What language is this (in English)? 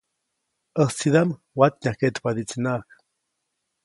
Copainalá Zoque